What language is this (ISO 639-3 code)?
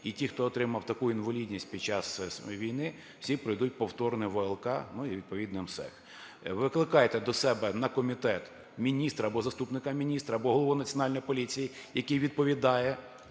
ukr